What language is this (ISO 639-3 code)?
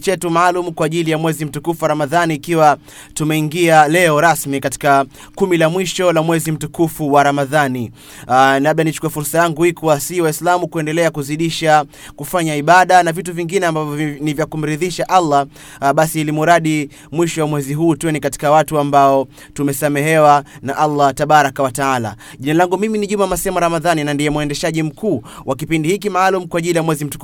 swa